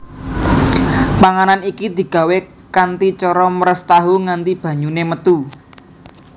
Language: Javanese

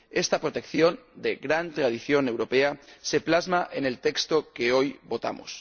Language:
Spanish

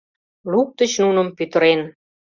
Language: Mari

